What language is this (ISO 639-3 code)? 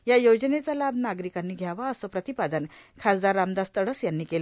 mar